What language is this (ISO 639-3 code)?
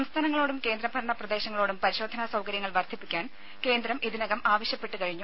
mal